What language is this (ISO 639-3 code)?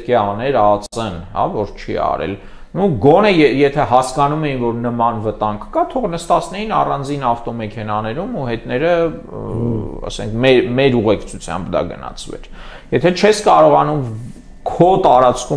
ron